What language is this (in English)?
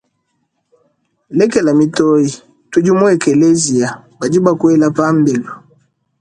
Luba-Lulua